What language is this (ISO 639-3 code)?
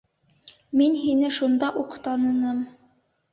bak